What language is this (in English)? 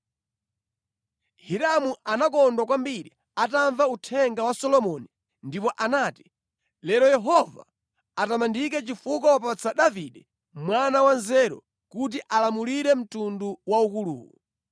Nyanja